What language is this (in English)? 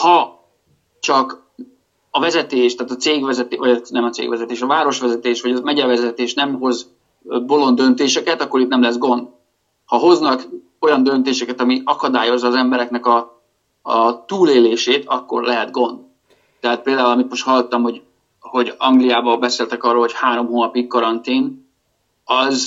Hungarian